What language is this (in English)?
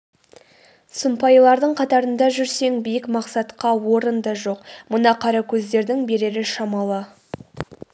Kazakh